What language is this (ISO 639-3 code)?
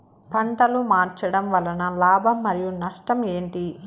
tel